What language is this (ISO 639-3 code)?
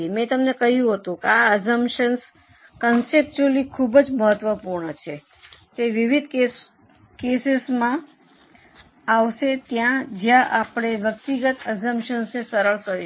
guj